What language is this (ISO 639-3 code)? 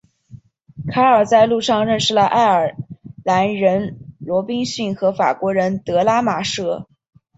zho